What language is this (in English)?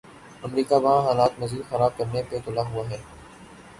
Urdu